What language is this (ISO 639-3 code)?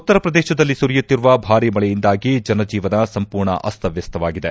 kan